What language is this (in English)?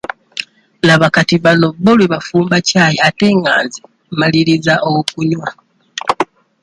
Ganda